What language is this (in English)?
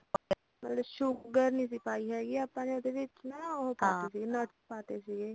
Punjabi